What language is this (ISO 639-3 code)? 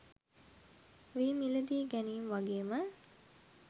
sin